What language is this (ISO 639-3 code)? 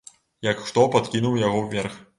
bel